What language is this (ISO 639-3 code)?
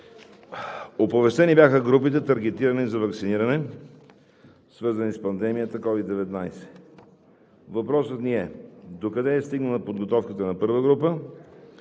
bul